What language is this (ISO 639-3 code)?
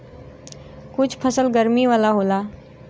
bho